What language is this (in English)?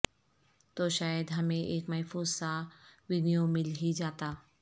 Urdu